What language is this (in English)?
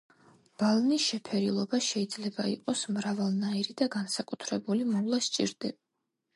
Georgian